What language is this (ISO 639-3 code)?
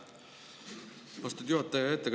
est